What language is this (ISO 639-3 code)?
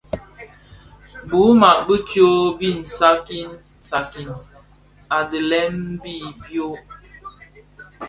ksf